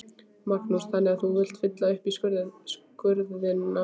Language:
Icelandic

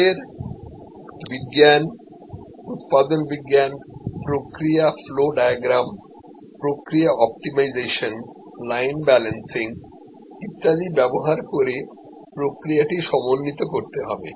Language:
Bangla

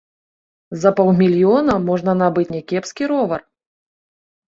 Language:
Belarusian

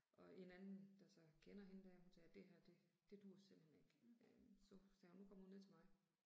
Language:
Danish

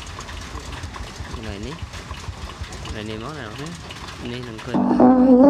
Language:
Vietnamese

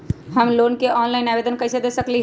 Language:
Magahi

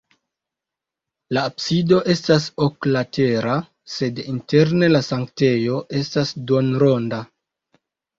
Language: Esperanto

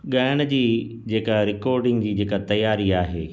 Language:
Sindhi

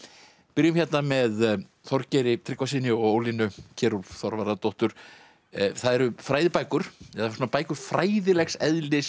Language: Icelandic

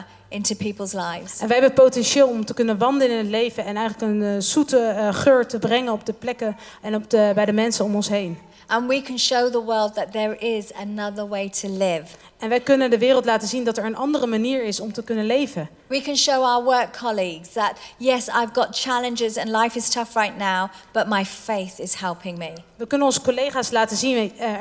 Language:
Dutch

